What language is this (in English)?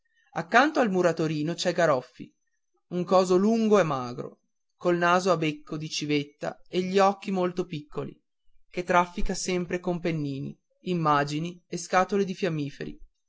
Italian